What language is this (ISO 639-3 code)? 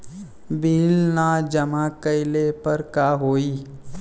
bho